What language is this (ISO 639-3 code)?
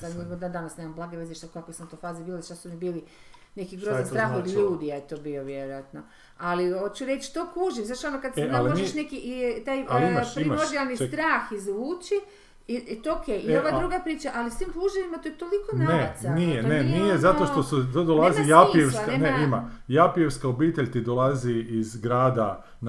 hrv